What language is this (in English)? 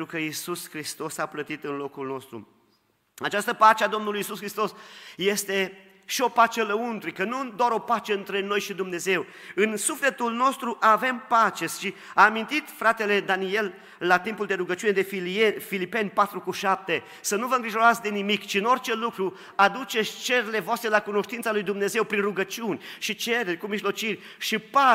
Romanian